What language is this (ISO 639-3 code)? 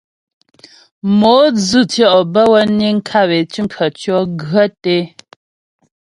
bbj